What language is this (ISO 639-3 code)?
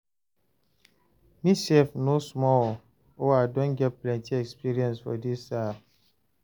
pcm